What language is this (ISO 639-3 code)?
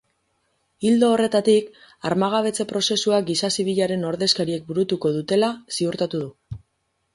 eus